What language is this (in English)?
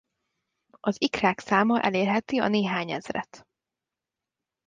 Hungarian